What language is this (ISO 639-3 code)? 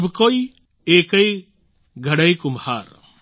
guj